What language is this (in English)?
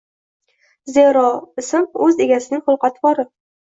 Uzbek